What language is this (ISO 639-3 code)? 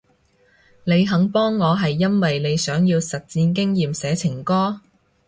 yue